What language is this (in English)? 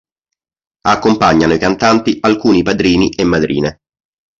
Italian